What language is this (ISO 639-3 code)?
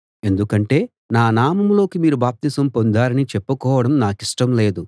tel